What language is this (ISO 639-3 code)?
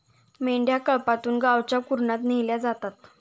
mar